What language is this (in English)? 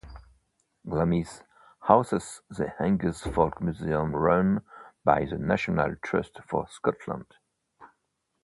English